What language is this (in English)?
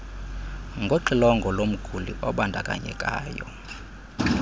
Xhosa